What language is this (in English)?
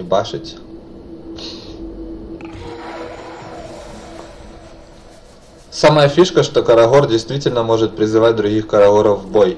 Russian